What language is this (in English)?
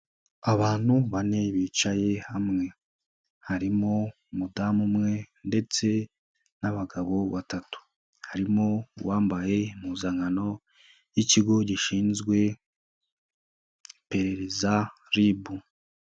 Kinyarwanda